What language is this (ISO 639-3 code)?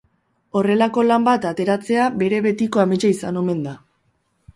eus